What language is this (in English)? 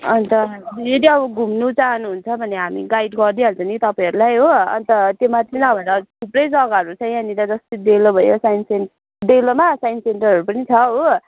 Nepali